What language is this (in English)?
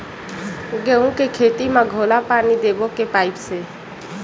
Chhattisgarhi